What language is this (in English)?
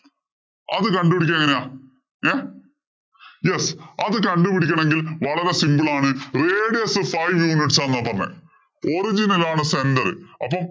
Malayalam